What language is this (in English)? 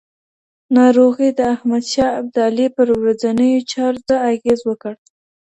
Pashto